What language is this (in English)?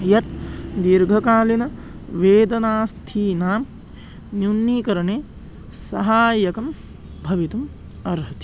Sanskrit